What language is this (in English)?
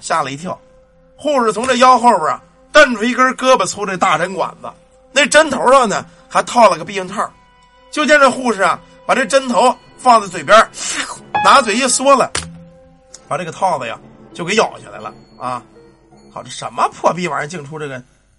Chinese